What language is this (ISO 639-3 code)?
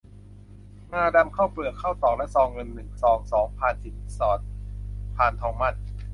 tha